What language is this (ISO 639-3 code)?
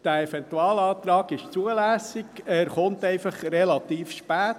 gsw